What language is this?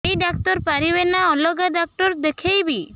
Odia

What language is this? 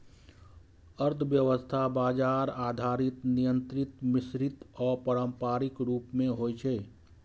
Maithili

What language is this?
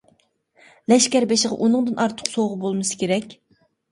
Uyghur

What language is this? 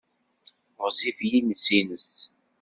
Kabyle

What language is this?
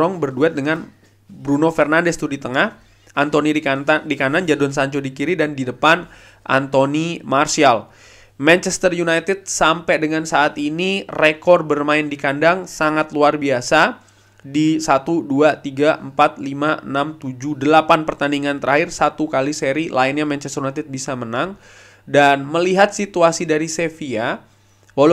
Indonesian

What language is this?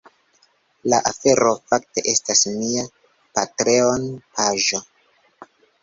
Esperanto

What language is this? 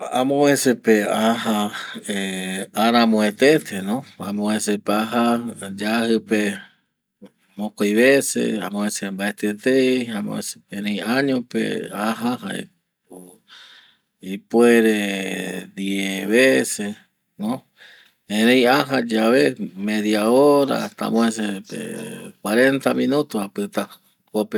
Eastern Bolivian Guaraní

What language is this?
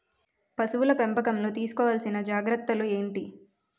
Telugu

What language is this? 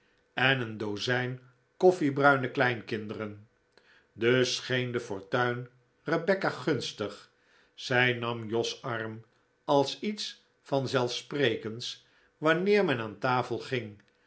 Dutch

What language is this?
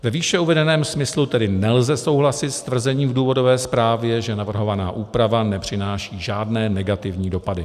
Czech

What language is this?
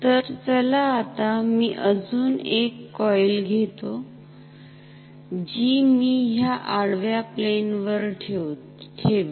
Marathi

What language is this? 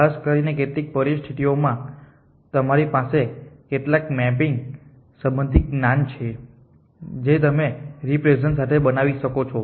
Gujarati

